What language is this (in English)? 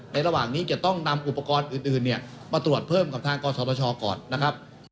Thai